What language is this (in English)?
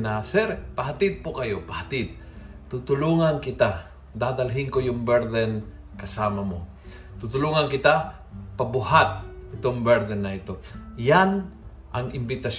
Filipino